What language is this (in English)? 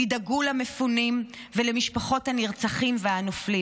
Hebrew